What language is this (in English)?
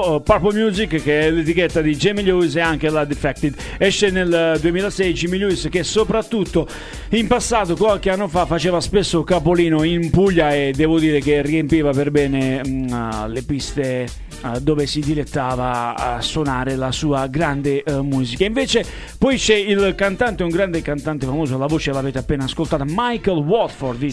Italian